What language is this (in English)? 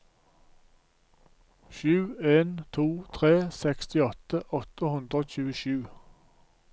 Norwegian